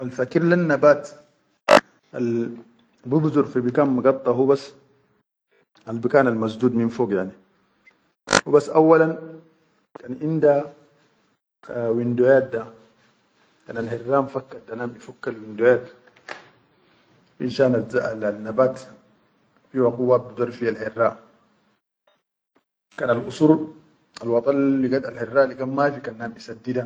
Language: Chadian Arabic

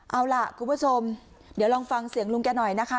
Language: Thai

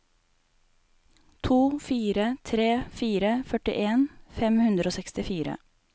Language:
Norwegian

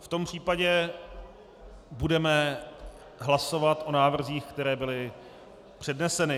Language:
Czech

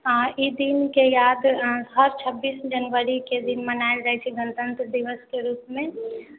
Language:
Maithili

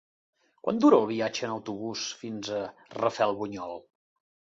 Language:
Catalan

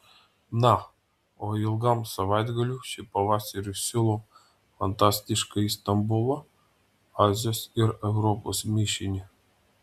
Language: Lithuanian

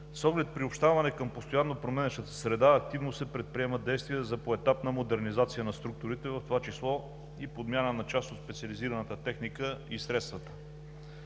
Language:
Bulgarian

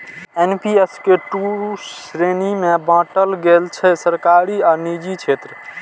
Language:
Maithili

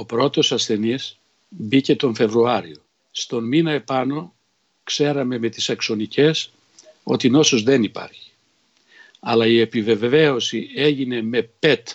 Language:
Greek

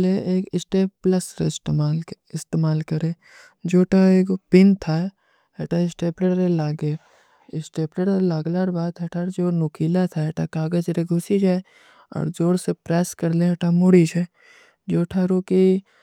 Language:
Kui (India)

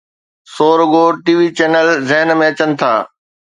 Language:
Sindhi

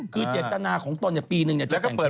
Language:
Thai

